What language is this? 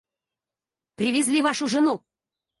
Russian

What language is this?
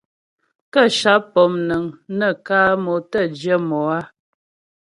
Ghomala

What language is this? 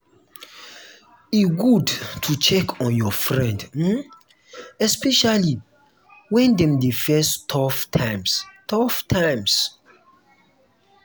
Nigerian Pidgin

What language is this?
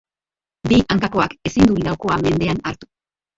Basque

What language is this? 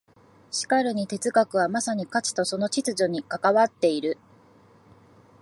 Japanese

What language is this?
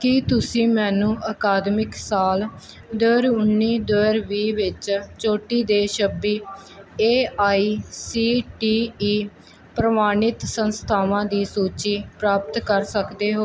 Punjabi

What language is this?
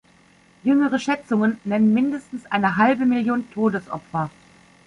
German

